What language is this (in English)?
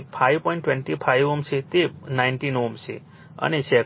Gujarati